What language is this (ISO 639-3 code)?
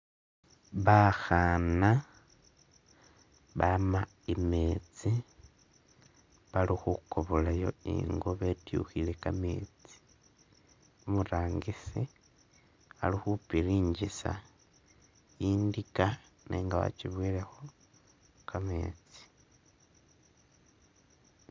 myx